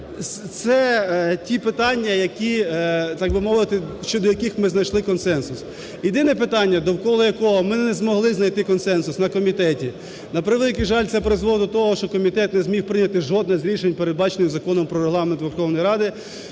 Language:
Ukrainian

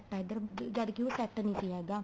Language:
Punjabi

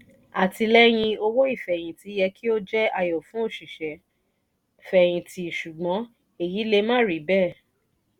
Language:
Yoruba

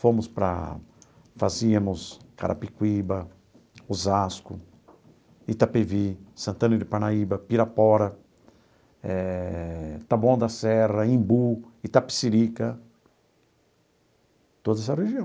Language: Portuguese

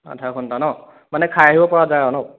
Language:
Assamese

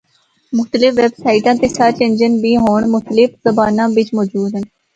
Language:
Northern Hindko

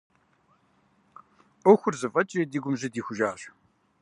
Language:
Kabardian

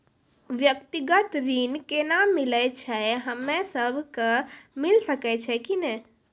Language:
Maithili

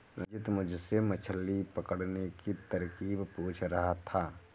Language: Hindi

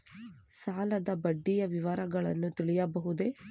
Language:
Kannada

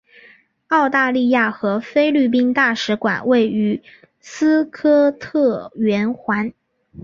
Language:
Chinese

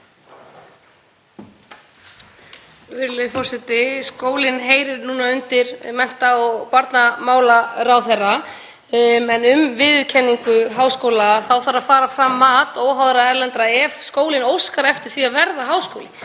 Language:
Icelandic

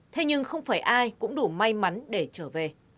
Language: Vietnamese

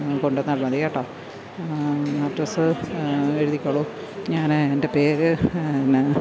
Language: Malayalam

